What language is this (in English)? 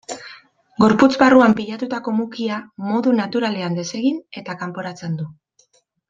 Basque